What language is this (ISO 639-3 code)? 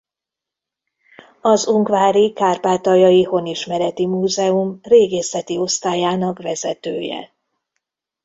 hun